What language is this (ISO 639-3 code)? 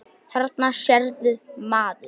isl